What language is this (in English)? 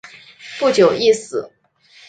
Chinese